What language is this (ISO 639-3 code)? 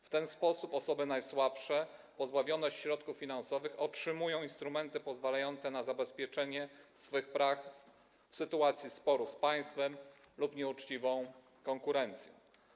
pol